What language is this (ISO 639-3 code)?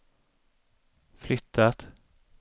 swe